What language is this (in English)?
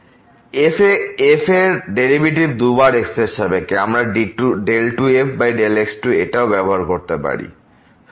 Bangla